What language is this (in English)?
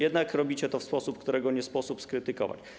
Polish